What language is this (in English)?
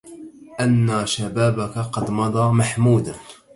Arabic